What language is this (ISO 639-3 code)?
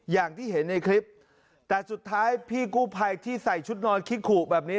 tha